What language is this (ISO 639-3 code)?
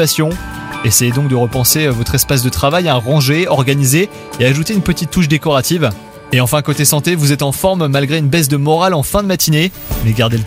fra